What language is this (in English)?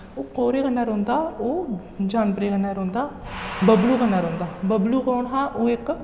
Dogri